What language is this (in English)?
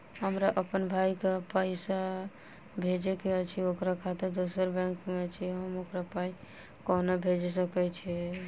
Maithili